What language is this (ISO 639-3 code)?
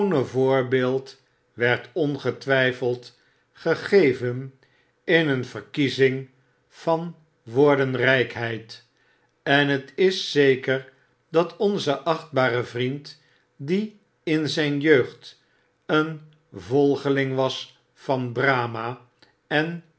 nld